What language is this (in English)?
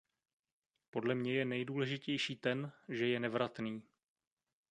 Czech